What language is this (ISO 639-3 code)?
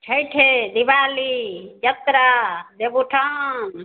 mai